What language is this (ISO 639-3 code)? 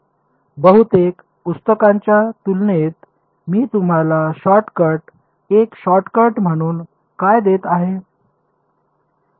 mar